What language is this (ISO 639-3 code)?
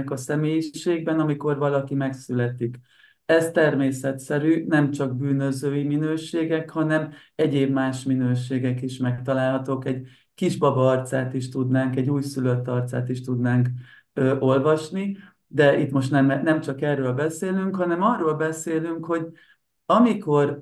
hun